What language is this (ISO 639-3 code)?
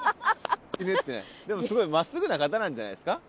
jpn